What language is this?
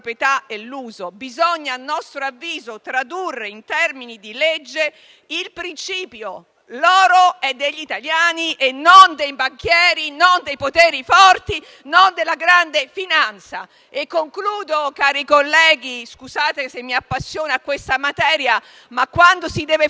Italian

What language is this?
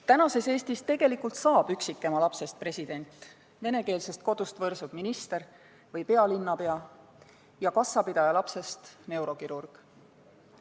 Estonian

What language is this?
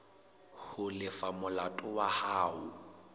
Southern Sotho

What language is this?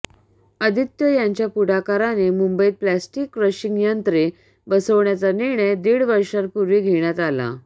Marathi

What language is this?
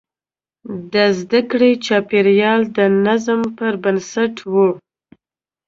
Pashto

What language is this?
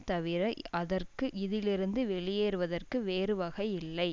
Tamil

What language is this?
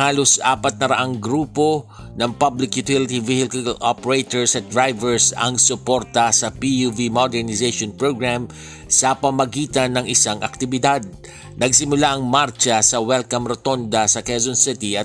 Filipino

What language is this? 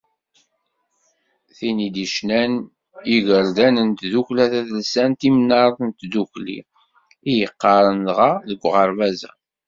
Kabyle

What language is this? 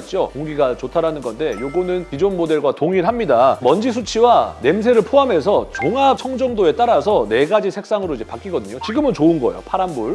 Korean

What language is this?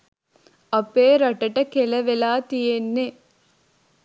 Sinhala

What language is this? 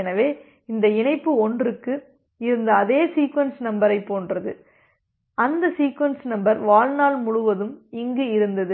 Tamil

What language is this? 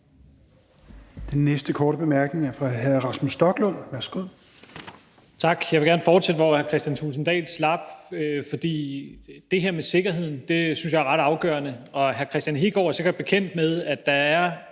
Danish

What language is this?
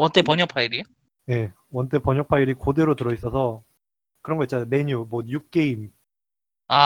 Korean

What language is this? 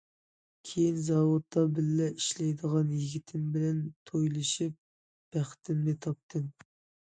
Uyghur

